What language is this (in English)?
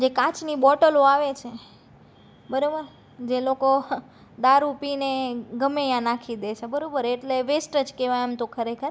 Gujarati